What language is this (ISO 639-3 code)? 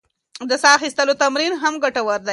pus